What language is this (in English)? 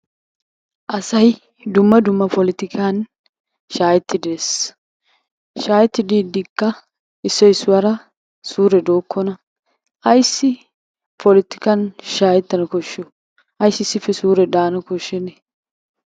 Wolaytta